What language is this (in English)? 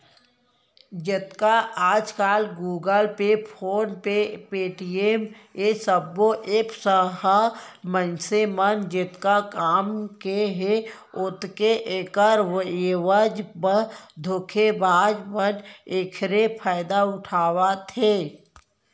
Chhattisgarhi